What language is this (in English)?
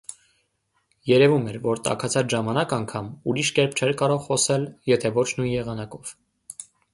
Armenian